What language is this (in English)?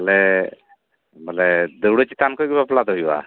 Santali